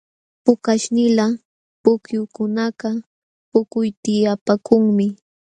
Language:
Jauja Wanca Quechua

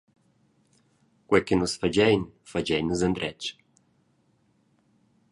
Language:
Romansh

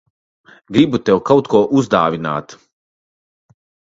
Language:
Latvian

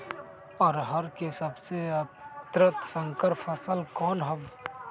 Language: Magahi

